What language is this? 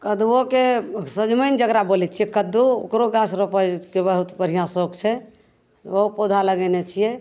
Maithili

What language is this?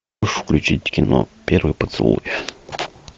Russian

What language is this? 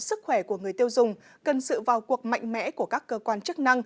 Vietnamese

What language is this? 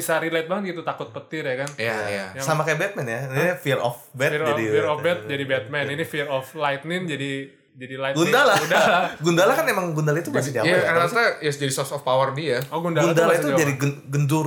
Indonesian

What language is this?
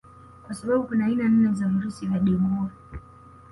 Swahili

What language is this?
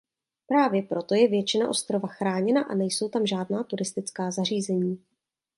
Czech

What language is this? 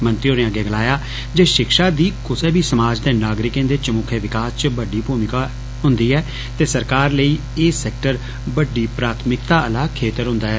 Dogri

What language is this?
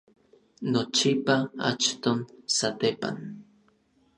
Orizaba Nahuatl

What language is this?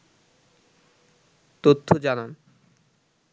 Bangla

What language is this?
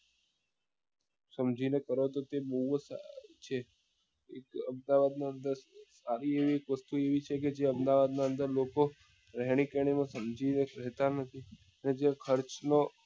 Gujarati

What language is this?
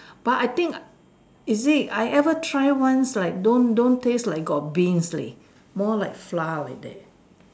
English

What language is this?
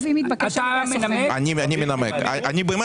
Hebrew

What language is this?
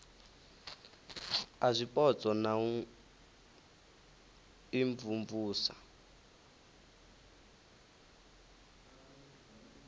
Venda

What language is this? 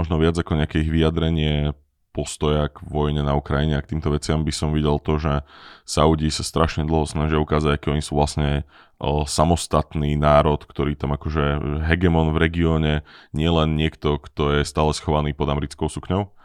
Slovak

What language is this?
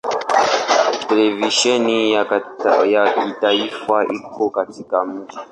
Swahili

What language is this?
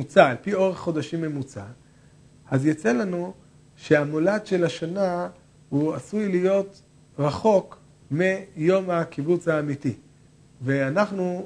Hebrew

